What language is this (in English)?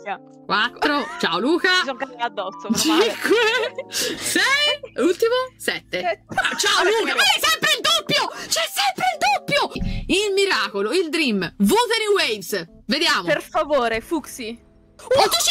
Italian